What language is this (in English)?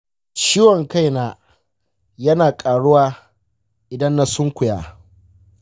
Hausa